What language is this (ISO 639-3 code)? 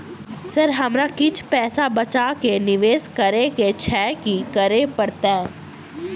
mai